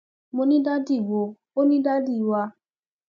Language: Yoruba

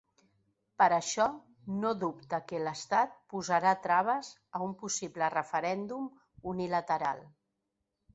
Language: Catalan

